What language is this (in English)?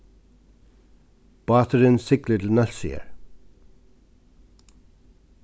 Faroese